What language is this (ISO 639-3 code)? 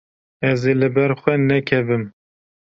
kur